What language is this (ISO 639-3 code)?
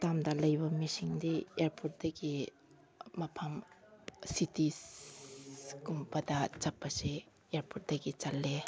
mni